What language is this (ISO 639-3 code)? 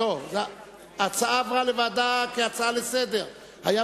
heb